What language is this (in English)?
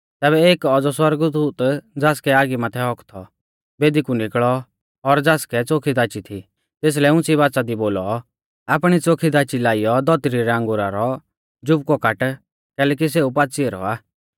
Mahasu Pahari